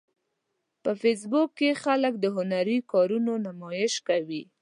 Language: Pashto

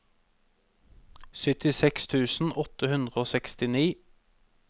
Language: Norwegian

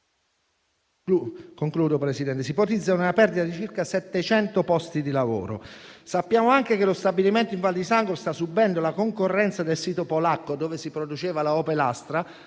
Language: Italian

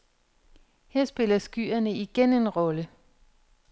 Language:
Danish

